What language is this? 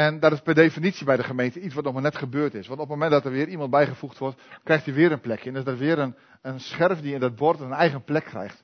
Dutch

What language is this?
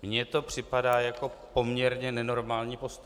Czech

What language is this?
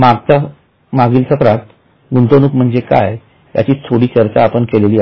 Marathi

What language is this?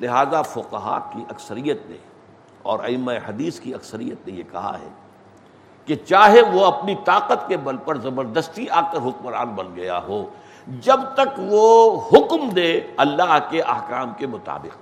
Urdu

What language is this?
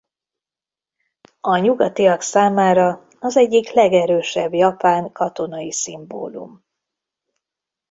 Hungarian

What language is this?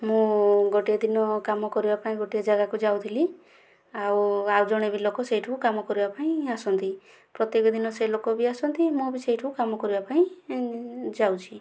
Odia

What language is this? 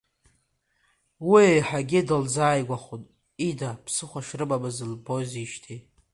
Abkhazian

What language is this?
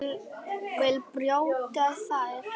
Icelandic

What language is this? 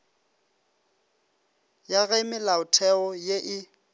Northern Sotho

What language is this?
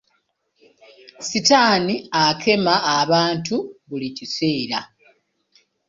Ganda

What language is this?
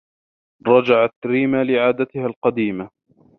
Arabic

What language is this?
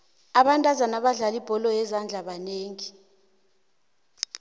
South Ndebele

